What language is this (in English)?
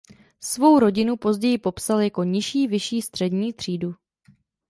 Czech